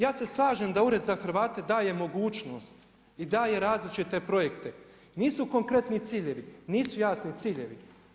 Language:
Croatian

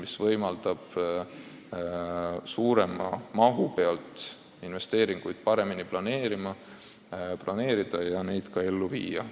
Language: Estonian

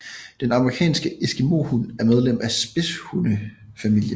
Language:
Danish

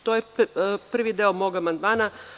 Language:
Serbian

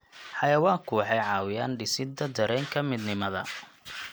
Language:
Somali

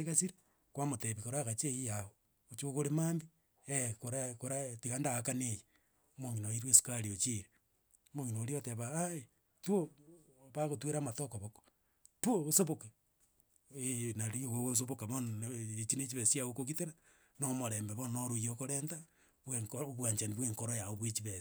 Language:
Gusii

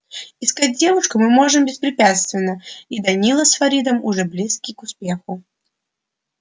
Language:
Russian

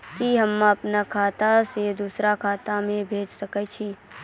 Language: Maithili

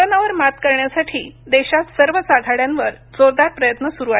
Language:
Marathi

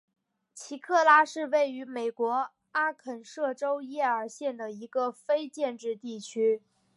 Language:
Chinese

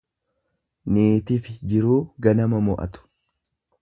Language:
Oromo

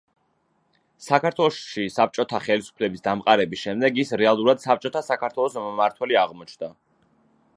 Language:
Georgian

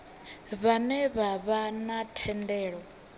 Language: Venda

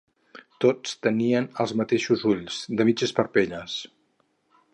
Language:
Catalan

